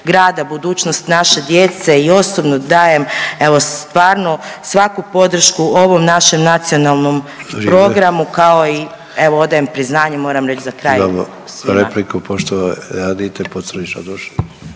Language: Croatian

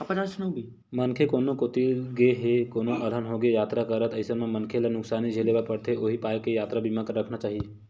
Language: Chhattisgarhi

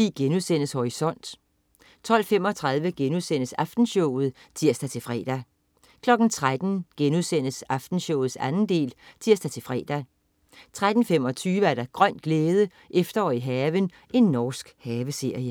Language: Danish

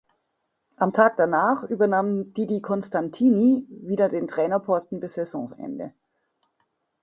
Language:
German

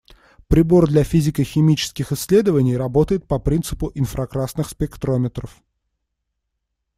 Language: Russian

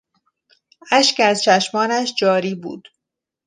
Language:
Persian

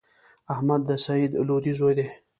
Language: Pashto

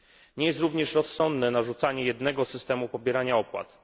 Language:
Polish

